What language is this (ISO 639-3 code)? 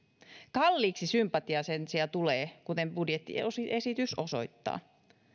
fin